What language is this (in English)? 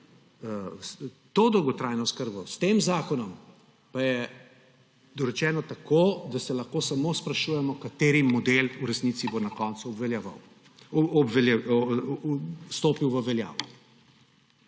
Slovenian